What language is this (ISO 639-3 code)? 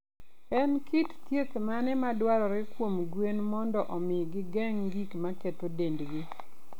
luo